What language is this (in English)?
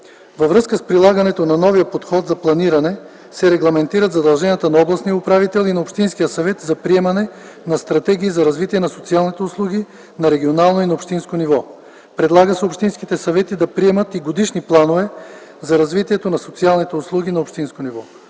Bulgarian